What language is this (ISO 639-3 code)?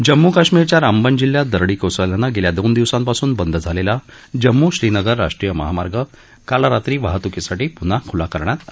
mar